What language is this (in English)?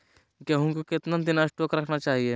Magahi